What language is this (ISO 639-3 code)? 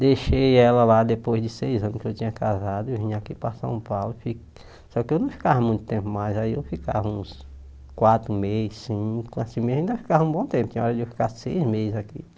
por